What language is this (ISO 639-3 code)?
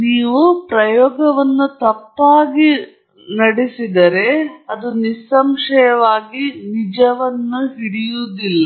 kan